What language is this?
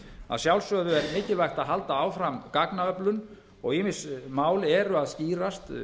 Icelandic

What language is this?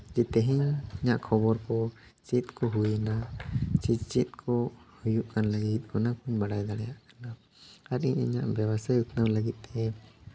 Santali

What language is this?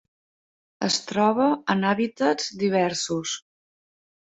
Catalan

